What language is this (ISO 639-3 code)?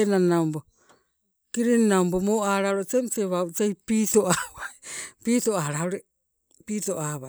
nco